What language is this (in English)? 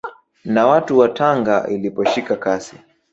Swahili